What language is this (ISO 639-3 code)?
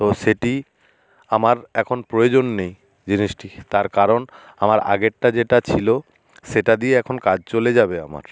ben